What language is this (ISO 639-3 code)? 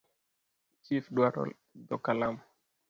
luo